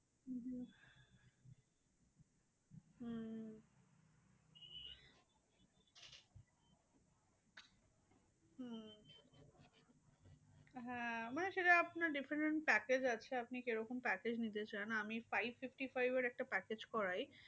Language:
Bangla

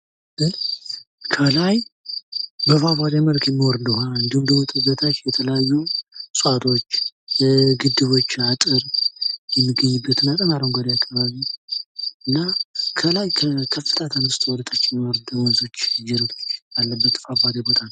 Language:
Amharic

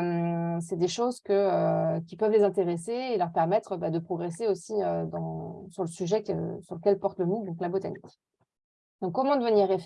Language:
French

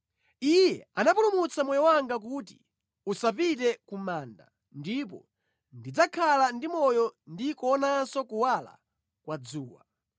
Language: Nyanja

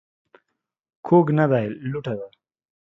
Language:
Pashto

